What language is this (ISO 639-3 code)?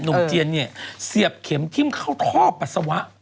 tha